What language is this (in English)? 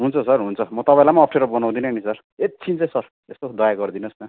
Nepali